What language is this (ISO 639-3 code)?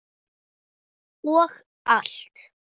isl